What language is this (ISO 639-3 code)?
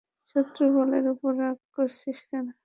ben